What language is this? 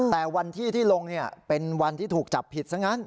Thai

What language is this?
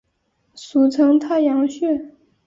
Chinese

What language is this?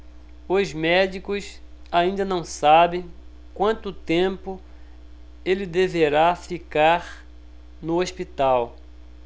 Portuguese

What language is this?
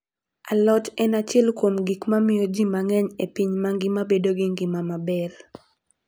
Luo (Kenya and Tanzania)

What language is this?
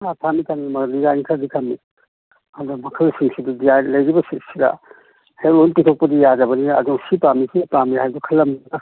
Manipuri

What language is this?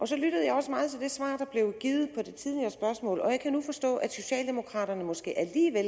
Danish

